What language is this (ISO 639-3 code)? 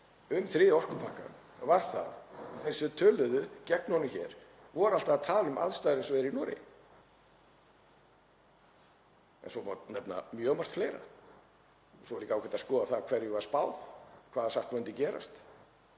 isl